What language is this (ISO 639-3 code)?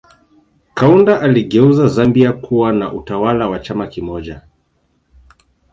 swa